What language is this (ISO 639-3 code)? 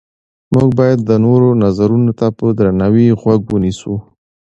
pus